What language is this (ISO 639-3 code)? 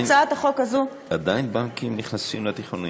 heb